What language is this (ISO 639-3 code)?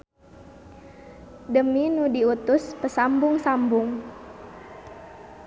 sun